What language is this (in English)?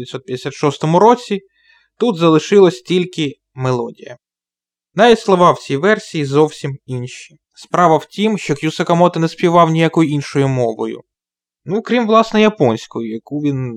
Ukrainian